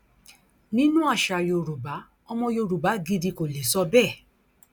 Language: Yoruba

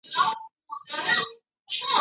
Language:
Chinese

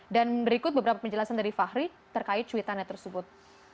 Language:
Indonesian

